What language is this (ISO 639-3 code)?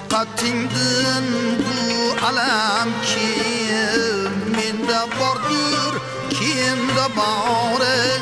uzb